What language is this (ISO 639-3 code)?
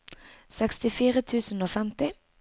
nor